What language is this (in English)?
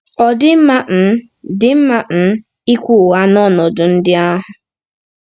Igbo